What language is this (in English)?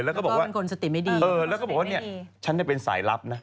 Thai